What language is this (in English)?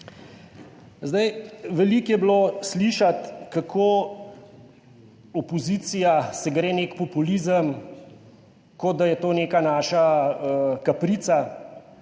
Slovenian